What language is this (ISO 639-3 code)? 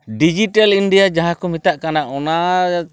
sat